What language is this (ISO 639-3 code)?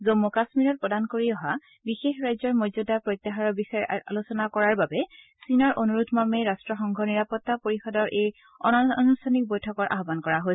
asm